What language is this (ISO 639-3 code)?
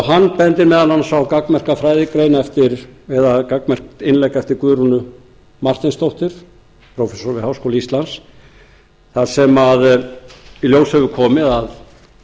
isl